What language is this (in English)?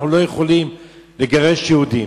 Hebrew